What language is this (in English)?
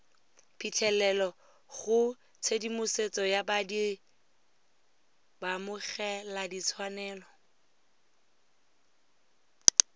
Tswana